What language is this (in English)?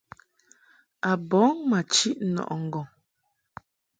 Mungaka